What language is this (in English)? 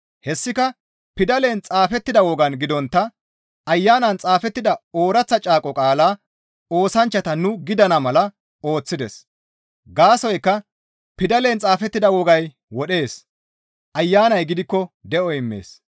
Gamo